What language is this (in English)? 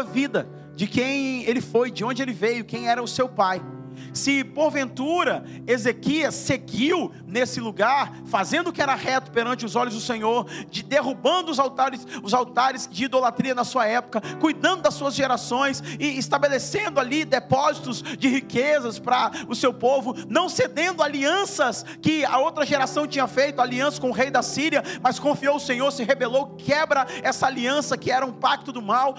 Portuguese